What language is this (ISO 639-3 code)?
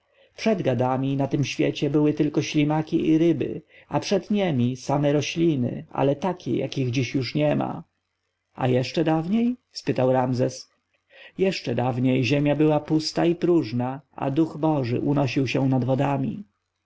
pol